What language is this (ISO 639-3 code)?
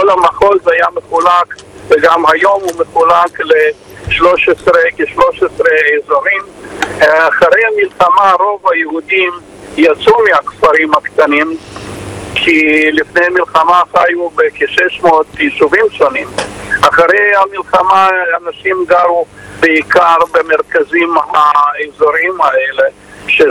heb